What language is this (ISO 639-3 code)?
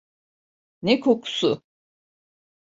tur